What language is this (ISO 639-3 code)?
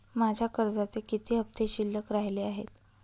mar